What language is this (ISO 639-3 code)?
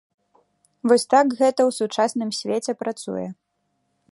bel